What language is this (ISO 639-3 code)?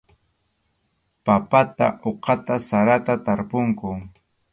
qxu